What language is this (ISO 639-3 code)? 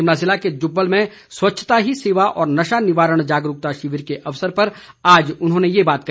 hin